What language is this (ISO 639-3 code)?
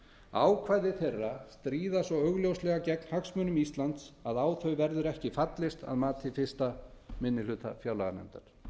isl